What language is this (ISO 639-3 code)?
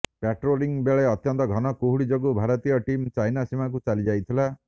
ori